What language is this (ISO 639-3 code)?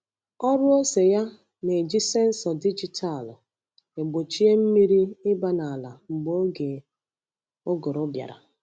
ibo